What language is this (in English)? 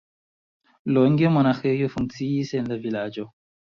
Esperanto